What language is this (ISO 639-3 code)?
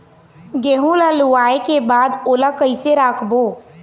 hne